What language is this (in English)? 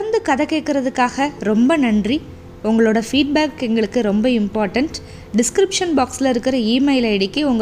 Tamil